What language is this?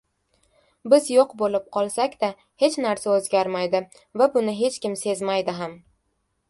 Uzbek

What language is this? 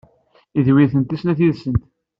Kabyle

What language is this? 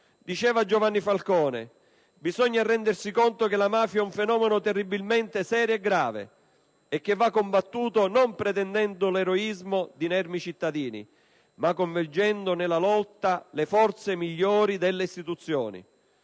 Italian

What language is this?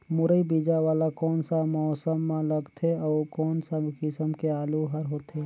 Chhattisgarhi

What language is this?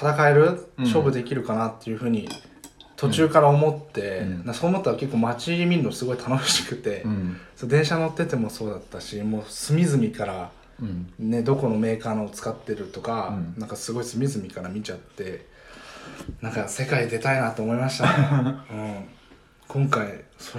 Japanese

